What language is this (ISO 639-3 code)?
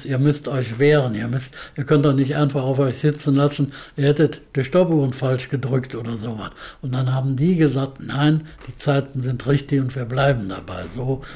deu